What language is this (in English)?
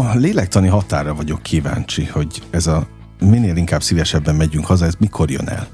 Hungarian